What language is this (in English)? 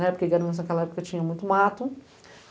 Portuguese